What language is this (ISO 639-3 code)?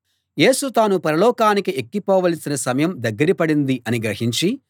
tel